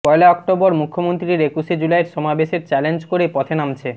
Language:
Bangla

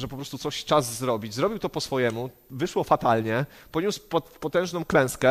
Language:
Polish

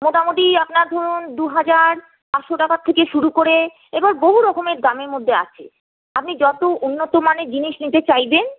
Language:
Bangla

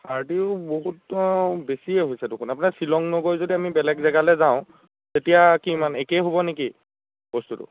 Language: Assamese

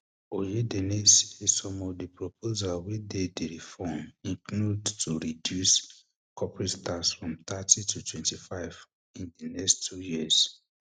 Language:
Nigerian Pidgin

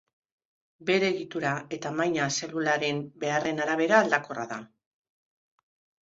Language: Basque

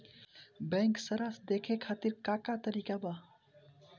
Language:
Bhojpuri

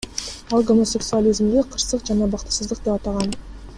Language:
Kyrgyz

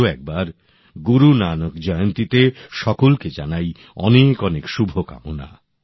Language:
Bangla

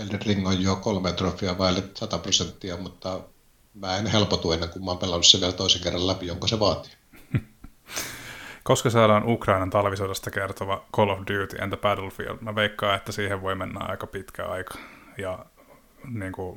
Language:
Finnish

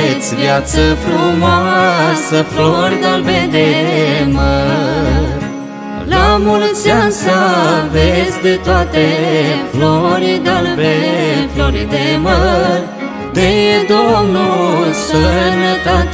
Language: Romanian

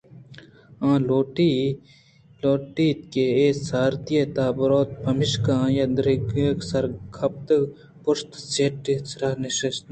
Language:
Eastern Balochi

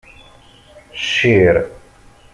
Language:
Kabyle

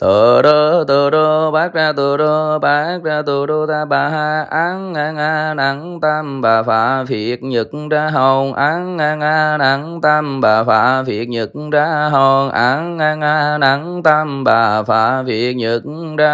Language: Vietnamese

